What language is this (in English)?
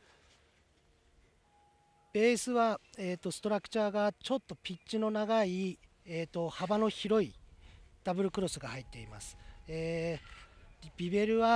Japanese